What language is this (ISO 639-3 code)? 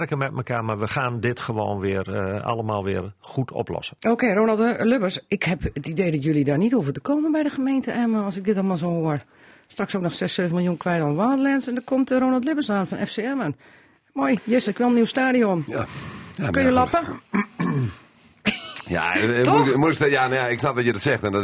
nld